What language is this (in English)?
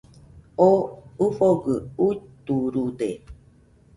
Nüpode Huitoto